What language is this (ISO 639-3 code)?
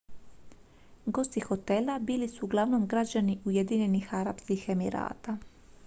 hrv